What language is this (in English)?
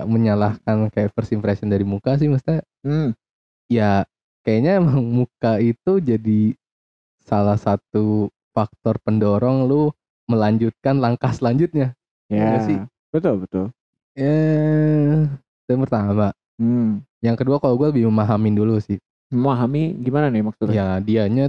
Indonesian